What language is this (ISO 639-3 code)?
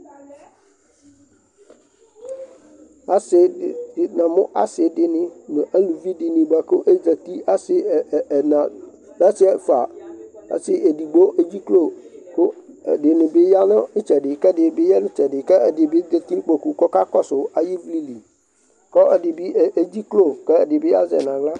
kpo